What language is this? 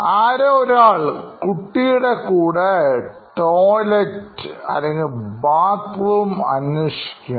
Malayalam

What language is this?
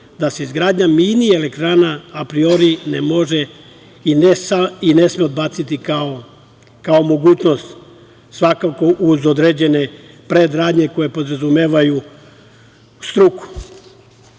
Serbian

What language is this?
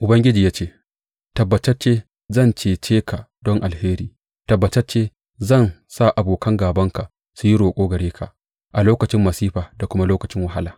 Hausa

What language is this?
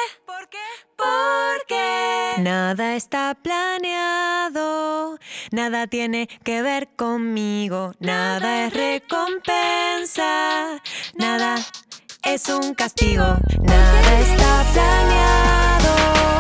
Spanish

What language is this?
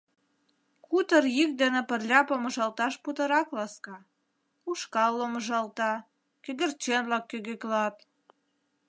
Mari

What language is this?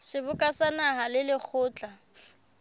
Southern Sotho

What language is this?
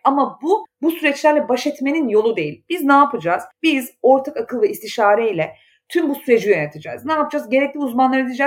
Turkish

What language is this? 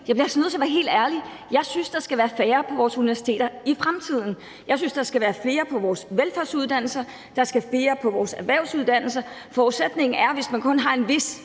Danish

